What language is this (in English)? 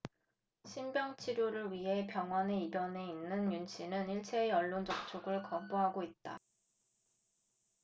Korean